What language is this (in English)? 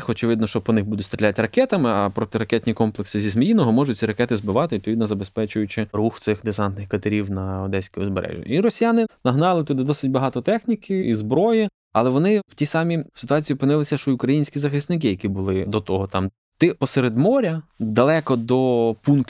Ukrainian